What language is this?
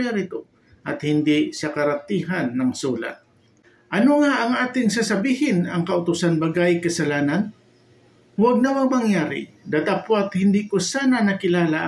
Filipino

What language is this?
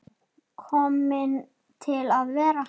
Icelandic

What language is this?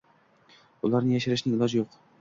Uzbek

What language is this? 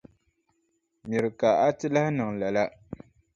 Dagbani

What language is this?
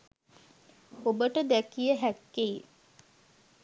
Sinhala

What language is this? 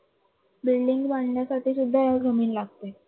Marathi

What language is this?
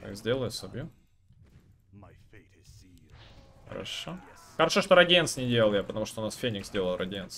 Russian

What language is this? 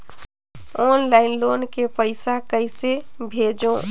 Chhattisgarhi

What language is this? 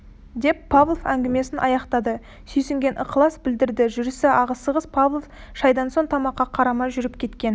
Kazakh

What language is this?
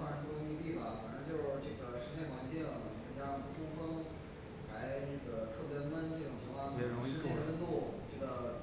Chinese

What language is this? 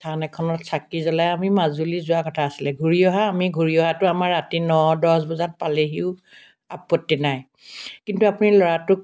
Assamese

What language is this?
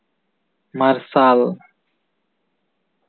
Santali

